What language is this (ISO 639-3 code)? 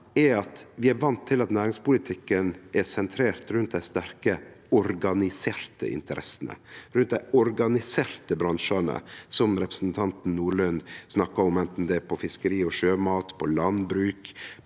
nor